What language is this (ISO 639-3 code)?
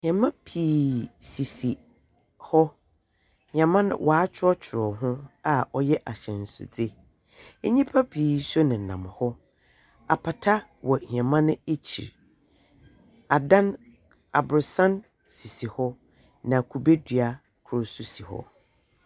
aka